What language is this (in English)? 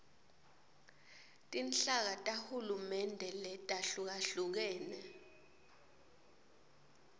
Swati